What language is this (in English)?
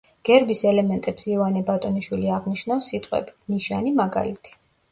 Georgian